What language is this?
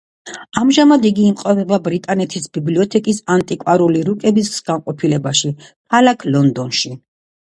Georgian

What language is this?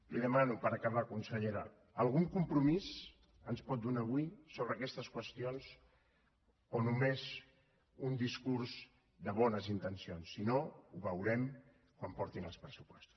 Catalan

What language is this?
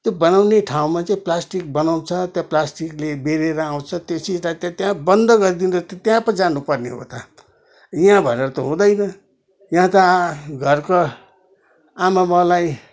Nepali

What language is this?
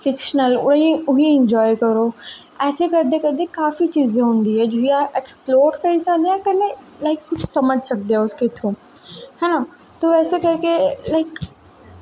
Dogri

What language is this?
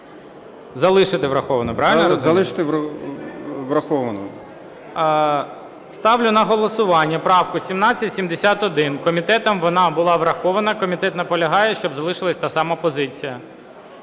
Ukrainian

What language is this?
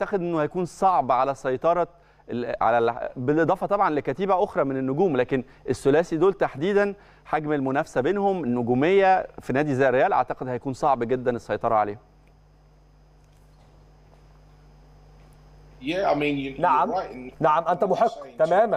Arabic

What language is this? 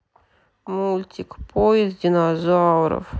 Russian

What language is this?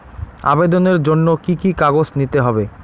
Bangla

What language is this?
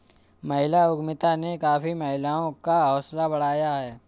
Hindi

